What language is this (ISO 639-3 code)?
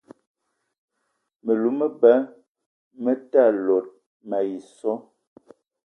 eto